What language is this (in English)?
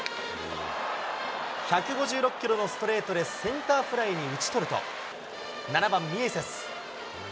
Japanese